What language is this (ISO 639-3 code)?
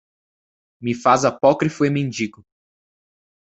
por